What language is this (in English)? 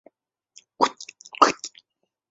Chinese